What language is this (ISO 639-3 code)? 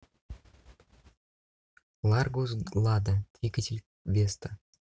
rus